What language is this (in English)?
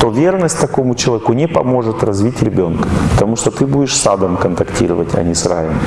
Russian